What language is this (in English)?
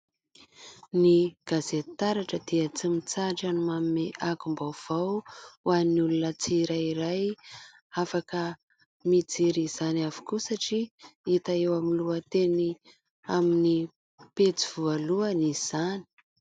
Malagasy